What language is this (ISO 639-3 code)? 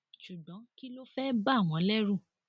yor